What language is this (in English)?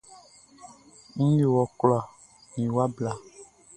Baoulé